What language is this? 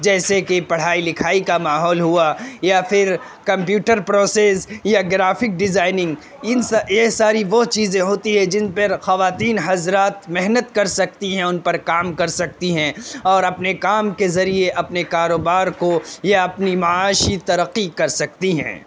Urdu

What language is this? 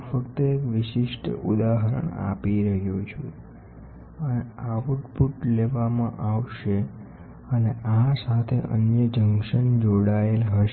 Gujarati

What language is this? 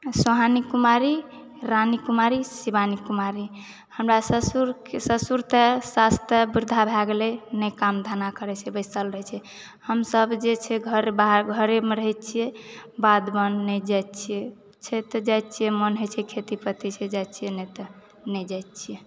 Maithili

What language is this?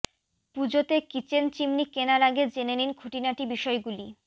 Bangla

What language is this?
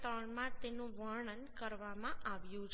Gujarati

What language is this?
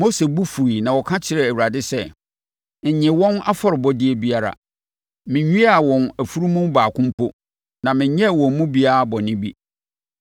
Akan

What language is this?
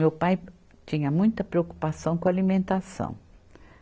Portuguese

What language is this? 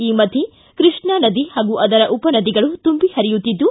Kannada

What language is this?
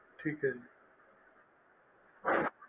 Punjabi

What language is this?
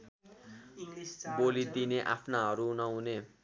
Nepali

